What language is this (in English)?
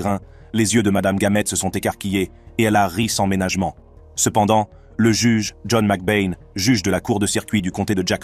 French